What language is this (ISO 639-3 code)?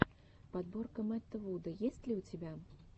rus